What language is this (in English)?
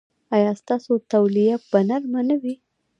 Pashto